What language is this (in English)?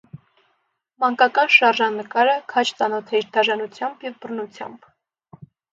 Armenian